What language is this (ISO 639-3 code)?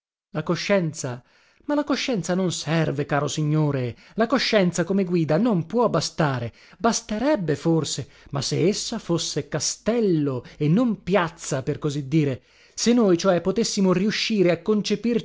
ita